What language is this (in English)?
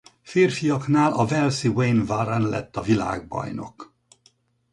Hungarian